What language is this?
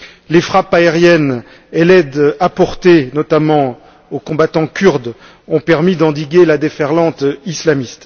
French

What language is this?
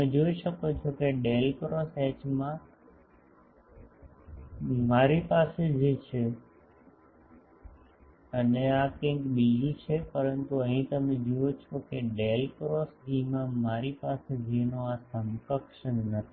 Gujarati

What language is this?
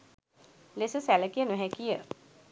Sinhala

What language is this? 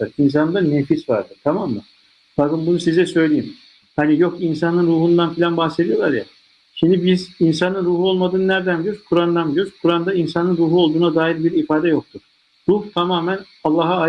Turkish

